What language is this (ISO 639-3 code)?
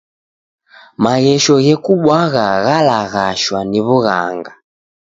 dav